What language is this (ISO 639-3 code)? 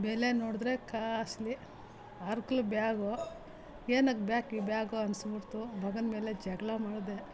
kan